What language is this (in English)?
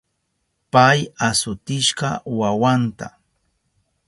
Southern Pastaza Quechua